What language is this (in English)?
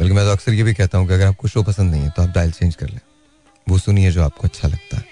Hindi